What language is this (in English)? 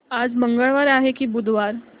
Marathi